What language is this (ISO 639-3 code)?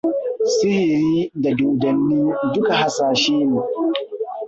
hau